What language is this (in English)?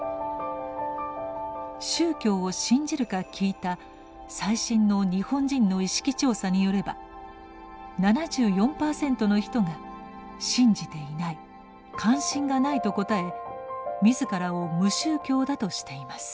Japanese